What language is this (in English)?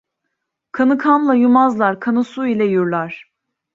Turkish